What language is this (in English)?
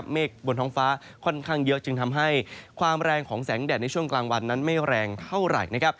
Thai